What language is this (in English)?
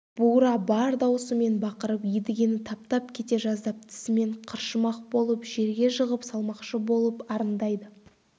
Kazakh